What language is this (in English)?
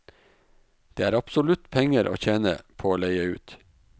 Norwegian